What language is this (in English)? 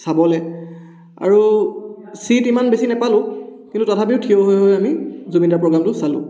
Assamese